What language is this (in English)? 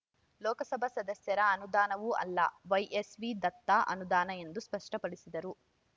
Kannada